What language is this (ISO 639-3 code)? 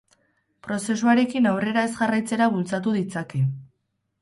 eus